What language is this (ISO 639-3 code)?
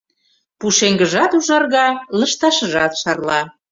chm